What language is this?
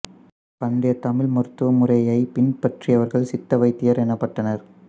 Tamil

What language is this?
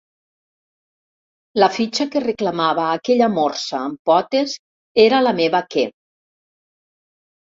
Catalan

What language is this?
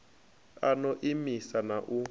Venda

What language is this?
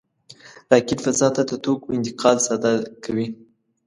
Pashto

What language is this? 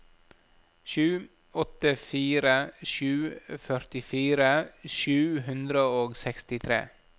Norwegian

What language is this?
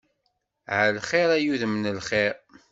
Kabyle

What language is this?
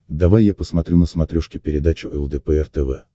Russian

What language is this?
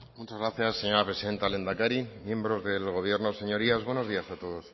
Spanish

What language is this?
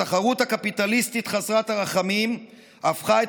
Hebrew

